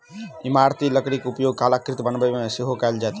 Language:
Maithili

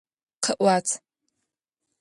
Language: Adyghe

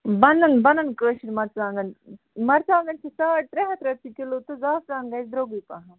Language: Kashmiri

